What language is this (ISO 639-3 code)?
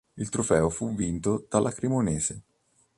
ita